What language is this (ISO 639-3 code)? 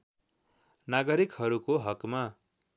nep